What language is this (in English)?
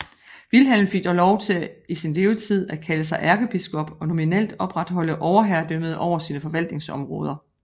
Danish